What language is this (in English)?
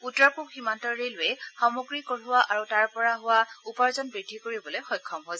Assamese